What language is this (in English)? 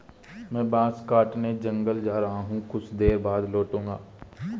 Hindi